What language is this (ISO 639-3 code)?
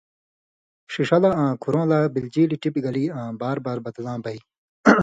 mvy